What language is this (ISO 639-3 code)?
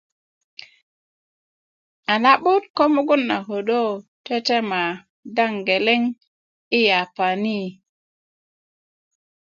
ukv